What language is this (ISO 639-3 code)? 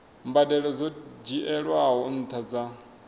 ven